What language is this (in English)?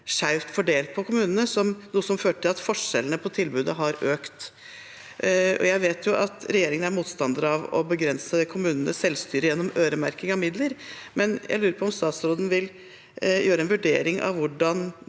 Norwegian